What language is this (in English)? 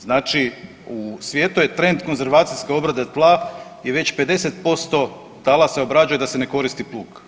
Croatian